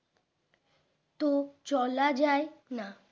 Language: Bangla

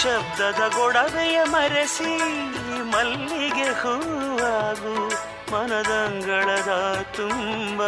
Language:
Kannada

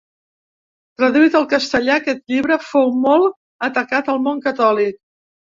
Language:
Catalan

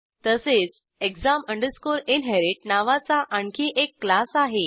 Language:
Marathi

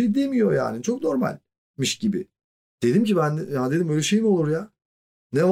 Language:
Turkish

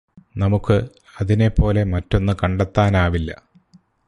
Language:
Malayalam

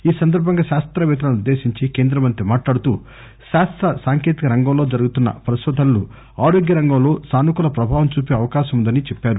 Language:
Telugu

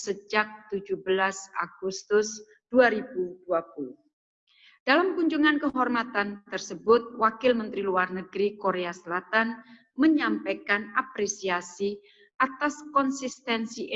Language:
Indonesian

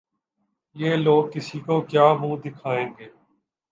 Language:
Urdu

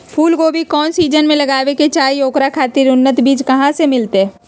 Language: Magahi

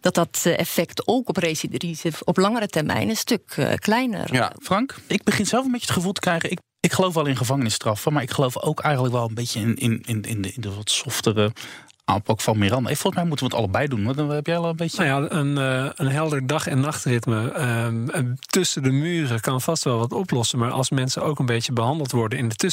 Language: Dutch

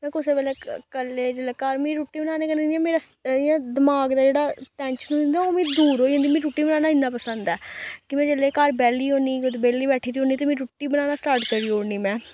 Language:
Dogri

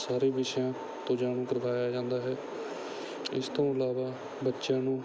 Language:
Punjabi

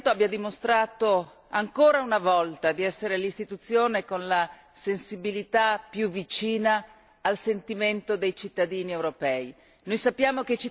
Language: Italian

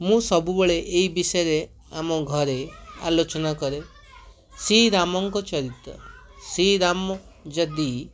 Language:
Odia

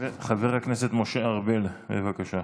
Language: Hebrew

